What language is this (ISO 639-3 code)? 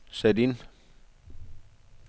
dan